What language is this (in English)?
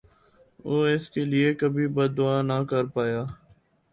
Urdu